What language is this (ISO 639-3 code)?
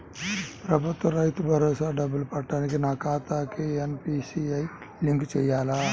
tel